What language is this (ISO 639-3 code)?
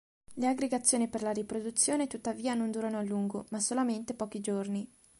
ita